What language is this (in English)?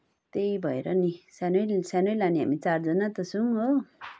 Nepali